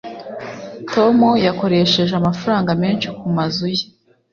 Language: Kinyarwanda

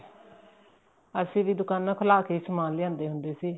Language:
Punjabi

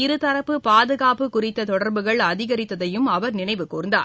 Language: Tamil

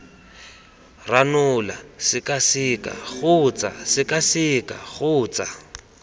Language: Tswana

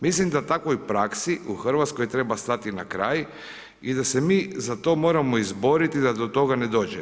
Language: Croatian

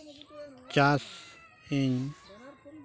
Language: Santali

